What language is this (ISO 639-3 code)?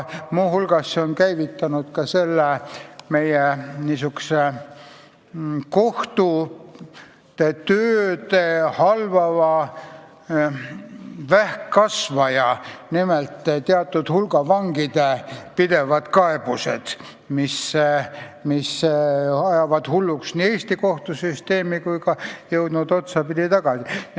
est